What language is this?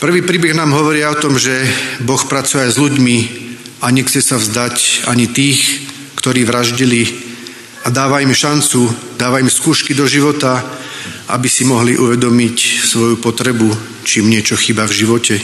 Slovak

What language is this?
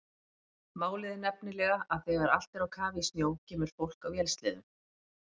Icelandic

